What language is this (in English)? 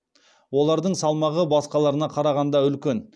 Kazakh